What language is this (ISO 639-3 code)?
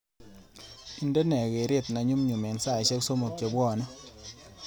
kln